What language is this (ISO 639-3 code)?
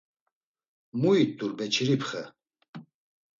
lzz